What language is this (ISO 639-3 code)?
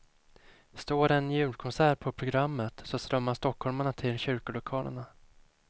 swe